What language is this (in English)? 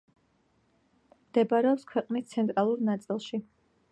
Georgian